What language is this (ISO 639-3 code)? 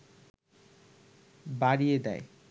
ben